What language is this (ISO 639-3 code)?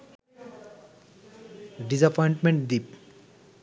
ben